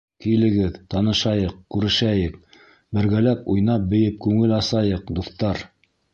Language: Bashkir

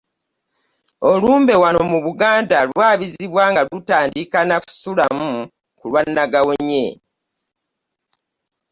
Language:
Ganda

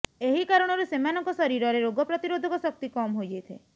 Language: Odia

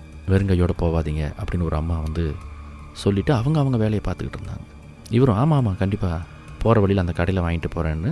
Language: Tamil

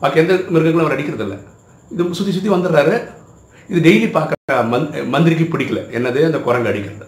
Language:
Tamil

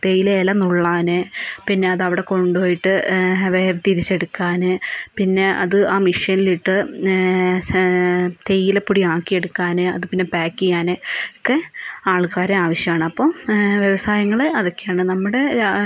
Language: Malayalam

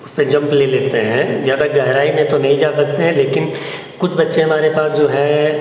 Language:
Hindi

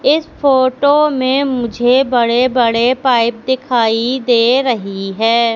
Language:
Hindi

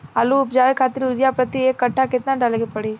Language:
Bhojpuri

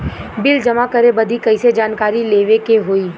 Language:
Bhojpuri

